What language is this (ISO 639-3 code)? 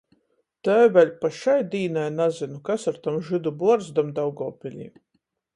ltg